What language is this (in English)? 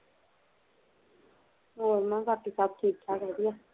Punjabi